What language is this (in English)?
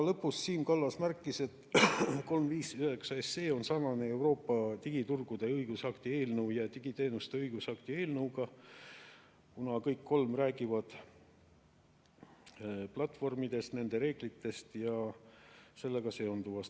Estonian